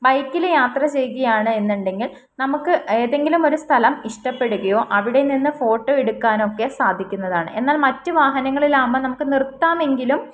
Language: Malayalam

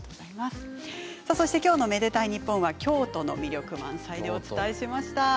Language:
Japanese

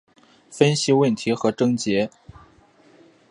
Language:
Chinese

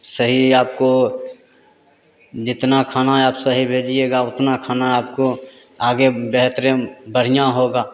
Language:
Hindi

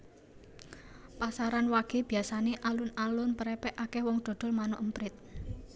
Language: Javanese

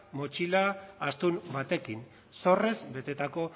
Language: Basque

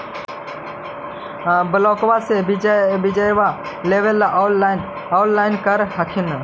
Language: Magahi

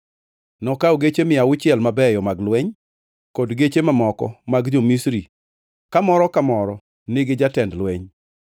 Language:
Luo (Kenya and Tanzania)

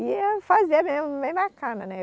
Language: Portuguese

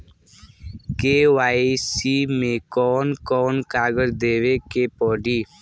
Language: Bhojpuri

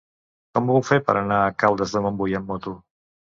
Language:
Catalan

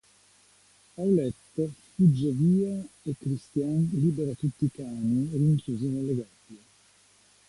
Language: Italian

